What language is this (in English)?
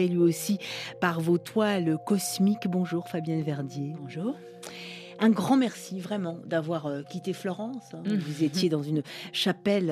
French